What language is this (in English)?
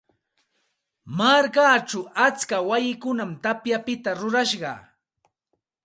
Santa Ana de Tusi Pasco Quechua